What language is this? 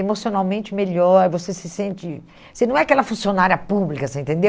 Portuguese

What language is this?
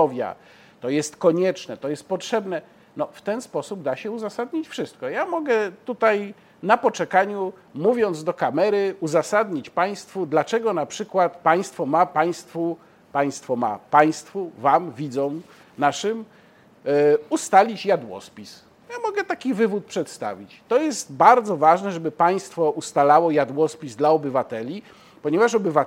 Polish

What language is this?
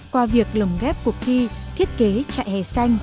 Vietnamese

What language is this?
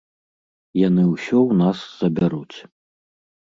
Belarusian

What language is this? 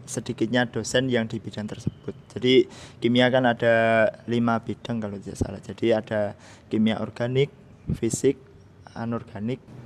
Indonesian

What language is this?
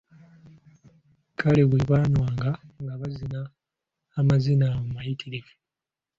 Ganda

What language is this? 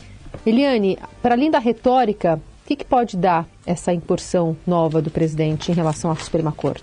Portuguese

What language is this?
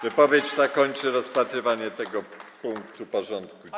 Polish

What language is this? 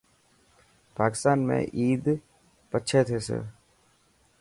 Dhatki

